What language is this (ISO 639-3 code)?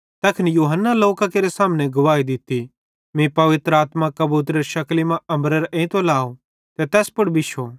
bhd